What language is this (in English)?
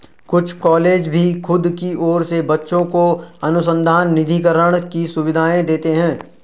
Hindi